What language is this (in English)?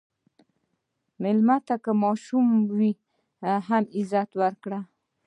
Pashto